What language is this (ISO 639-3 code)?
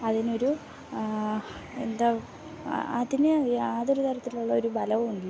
mal